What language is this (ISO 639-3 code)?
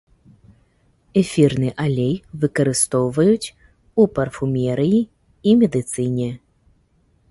bel